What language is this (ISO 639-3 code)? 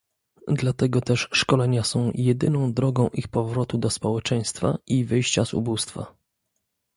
pol